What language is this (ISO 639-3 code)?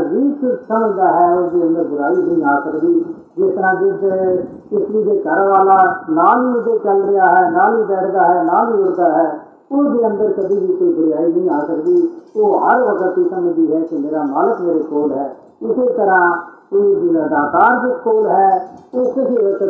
hin